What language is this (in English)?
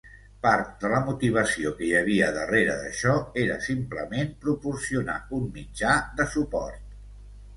Catalan